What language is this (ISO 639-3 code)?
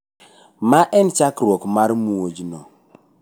luo